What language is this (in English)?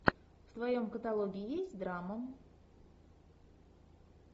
Russian